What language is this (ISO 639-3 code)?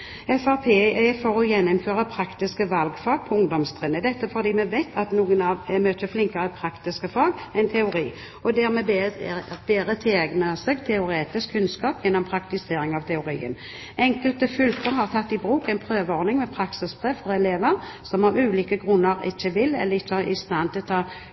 nob